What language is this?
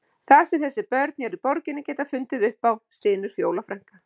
Icelandic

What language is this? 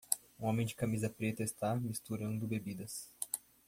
Portuguese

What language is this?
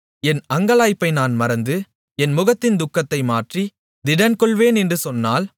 Tamil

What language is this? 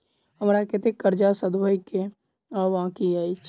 Maithili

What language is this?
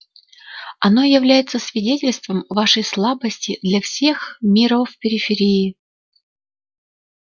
Russian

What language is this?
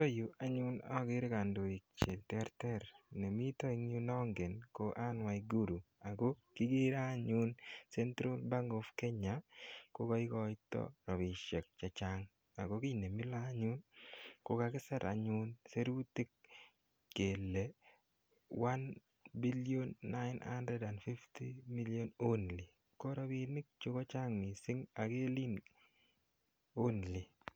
Kalenjin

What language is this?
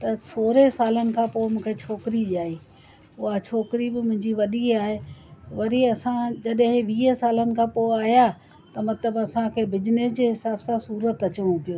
Sindhi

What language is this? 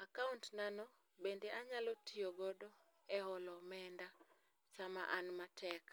Luo (Kenya and Tanzania)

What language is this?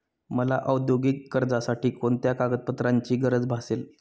Marathi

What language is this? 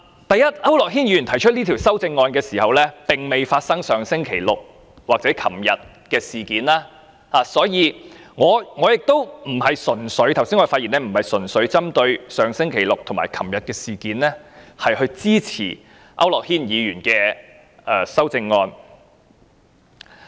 Cantonese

